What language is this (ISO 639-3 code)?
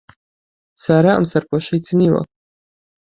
ckb